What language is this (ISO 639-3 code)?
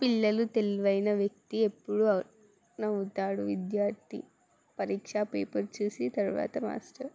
tel